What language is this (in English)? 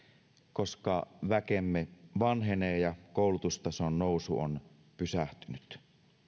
Finnish